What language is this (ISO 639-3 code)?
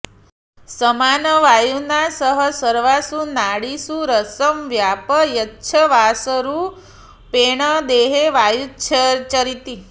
san